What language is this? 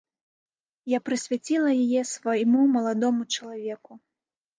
Belarusian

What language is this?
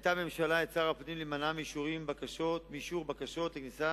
Hebrew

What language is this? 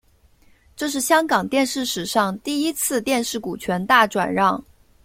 Chinese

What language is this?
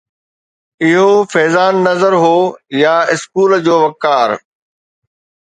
Sindhi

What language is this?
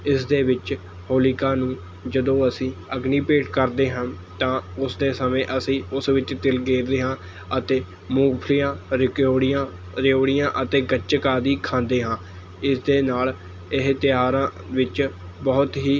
Punjabi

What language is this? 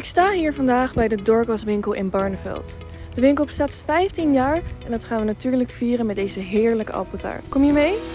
Dutch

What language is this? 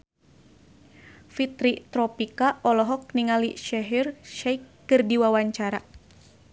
Sundanese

